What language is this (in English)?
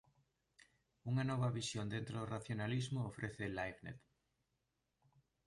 Galician